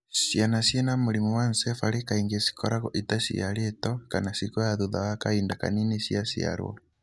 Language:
Kikuyu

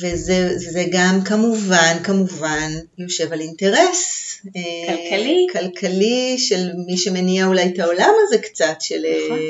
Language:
Hebrew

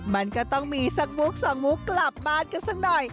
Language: Thai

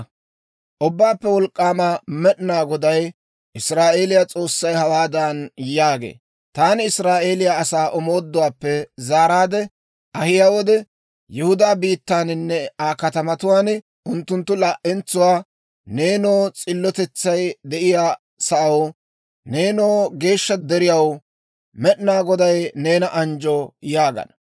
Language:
Dawro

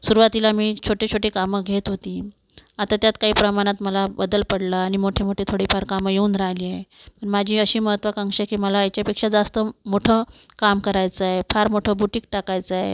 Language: Marathi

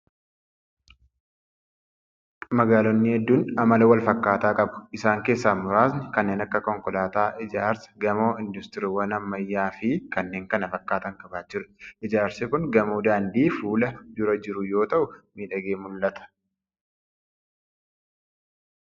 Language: Oromo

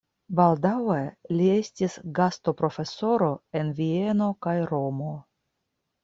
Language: Esperanto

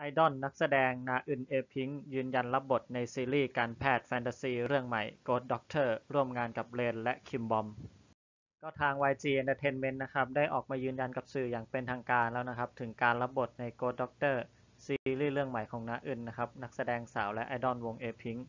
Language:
Thai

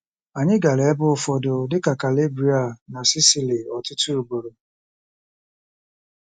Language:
Igbo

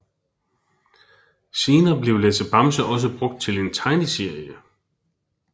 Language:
Danish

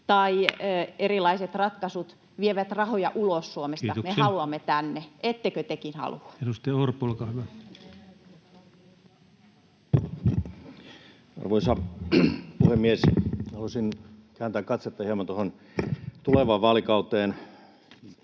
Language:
Finnish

